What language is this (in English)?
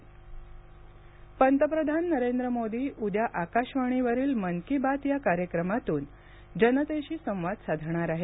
Marathi